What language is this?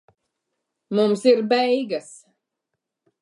Latvian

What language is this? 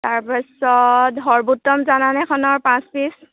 Assamese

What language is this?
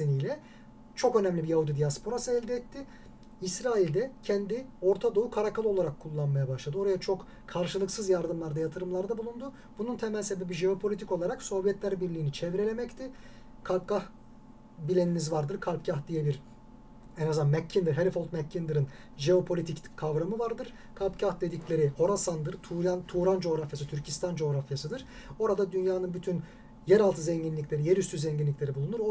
Turkish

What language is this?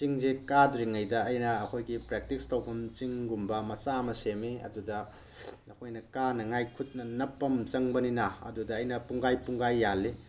Manipuri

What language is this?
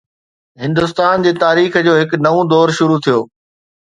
Sindhi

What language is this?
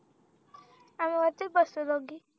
Marathi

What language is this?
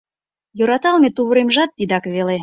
Mari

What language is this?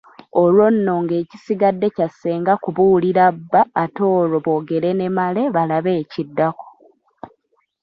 Ganda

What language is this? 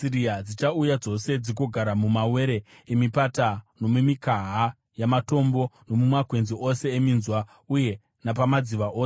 Shona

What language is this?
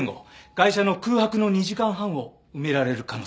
Japanese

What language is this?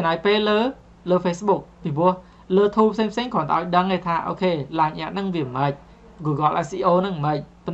Vietnamese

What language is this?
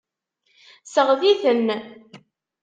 Kabyle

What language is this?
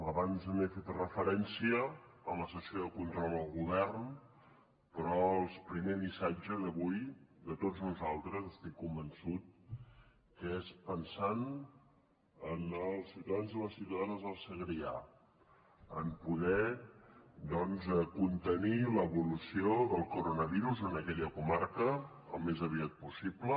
Catalan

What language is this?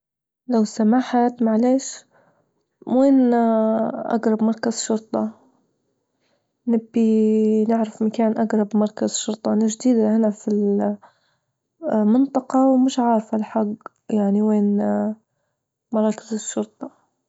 Libyan Arabic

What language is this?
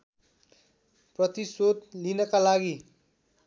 Nepali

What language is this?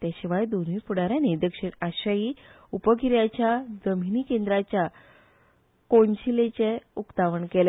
Konkani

